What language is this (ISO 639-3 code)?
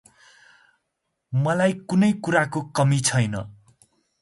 nep